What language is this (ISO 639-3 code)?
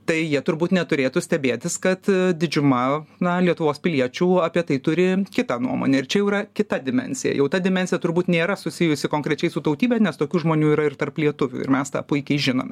lit